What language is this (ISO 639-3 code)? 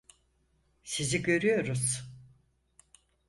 tur